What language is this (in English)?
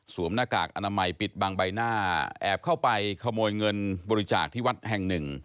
Thai